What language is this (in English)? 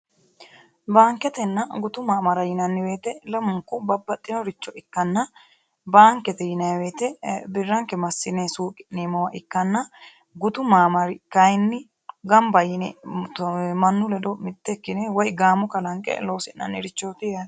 Sidamo